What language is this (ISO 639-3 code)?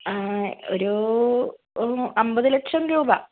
mal